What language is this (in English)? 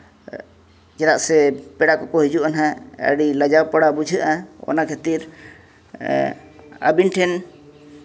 Santali